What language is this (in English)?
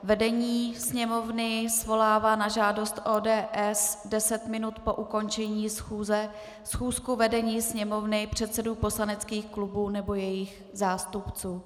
Czech